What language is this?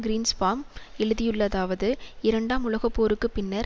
Tamil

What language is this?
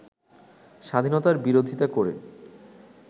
Bangla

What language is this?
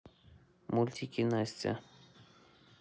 Russian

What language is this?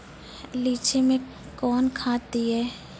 Maithili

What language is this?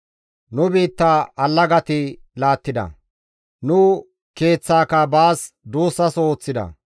Gamo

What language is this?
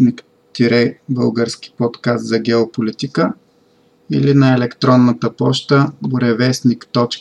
Bulgarian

